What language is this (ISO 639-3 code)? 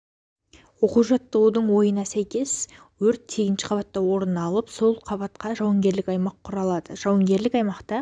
kaz